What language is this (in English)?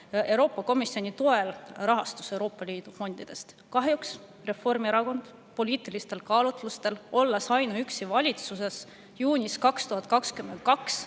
Estonian